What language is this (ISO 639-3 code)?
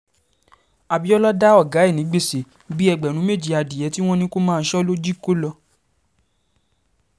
yor